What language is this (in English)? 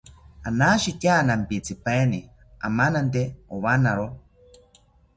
South Ucayali Ashéninka